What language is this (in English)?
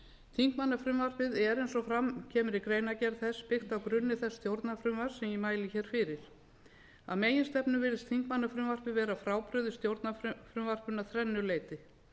Icelandic